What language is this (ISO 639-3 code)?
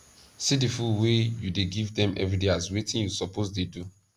pcm